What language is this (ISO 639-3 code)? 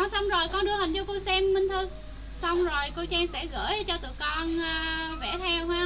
vie